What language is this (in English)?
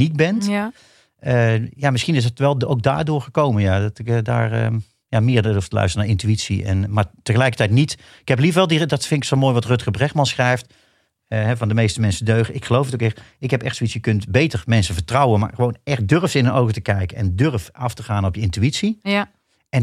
Dutch